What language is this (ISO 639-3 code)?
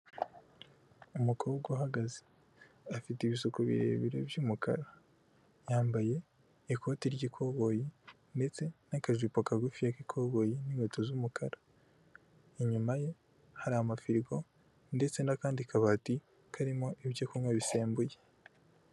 kin